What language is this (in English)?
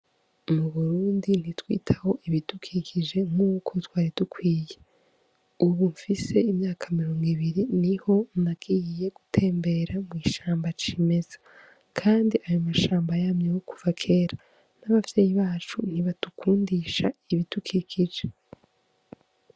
Rundi